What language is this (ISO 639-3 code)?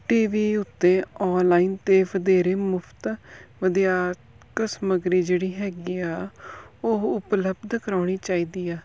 pan